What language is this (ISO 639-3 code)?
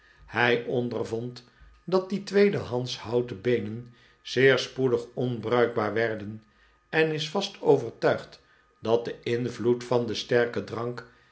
nld